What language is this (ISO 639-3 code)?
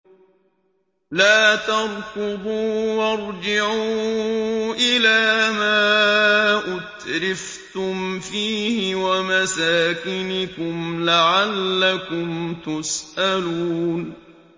ara